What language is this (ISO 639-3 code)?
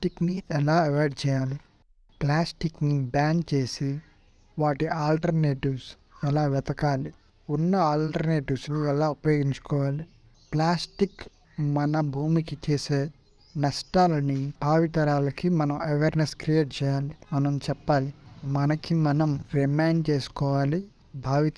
eng